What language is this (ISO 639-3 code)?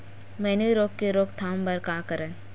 hne